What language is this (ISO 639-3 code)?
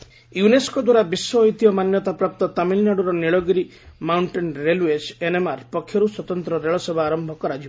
ori